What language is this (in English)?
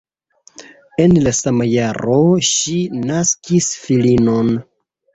Esperanto